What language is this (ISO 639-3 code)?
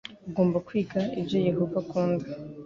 kin